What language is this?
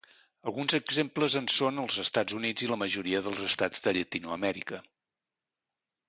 Catalan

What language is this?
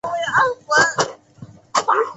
Chinese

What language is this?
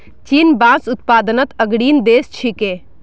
Magahi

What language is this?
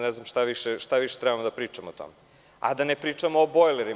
Serbian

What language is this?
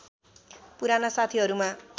Nepali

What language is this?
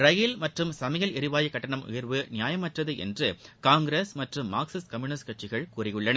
Tamil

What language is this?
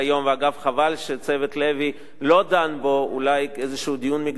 Hebrew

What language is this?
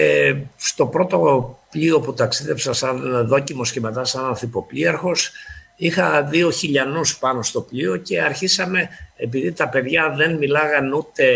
Greek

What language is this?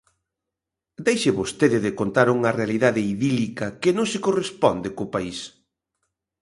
Galician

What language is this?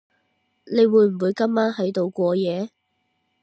Cantonese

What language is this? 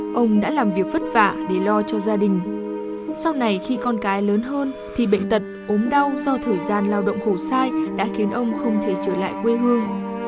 Vietnamese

